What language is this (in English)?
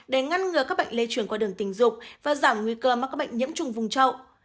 Vietnamese